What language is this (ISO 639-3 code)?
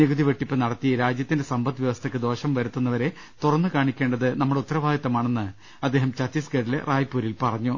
mal